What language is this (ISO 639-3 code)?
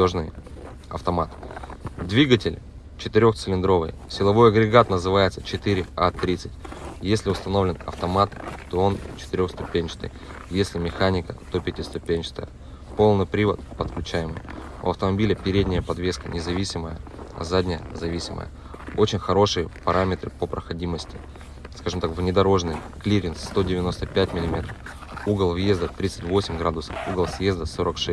rus